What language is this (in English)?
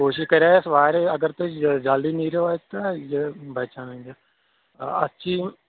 Kashmiri